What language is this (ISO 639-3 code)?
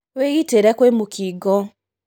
kik